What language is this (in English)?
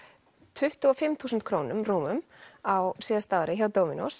Icelandic